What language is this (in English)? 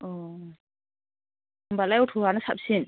Bodo